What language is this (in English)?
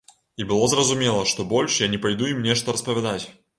Belarusian